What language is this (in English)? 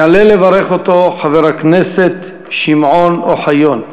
Hebrew